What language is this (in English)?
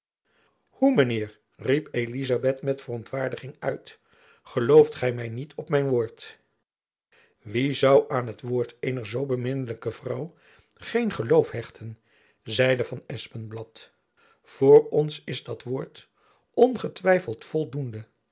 Dutch